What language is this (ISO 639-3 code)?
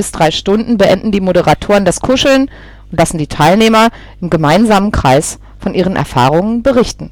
deu